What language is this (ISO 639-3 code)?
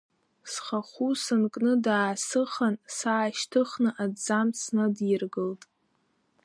abk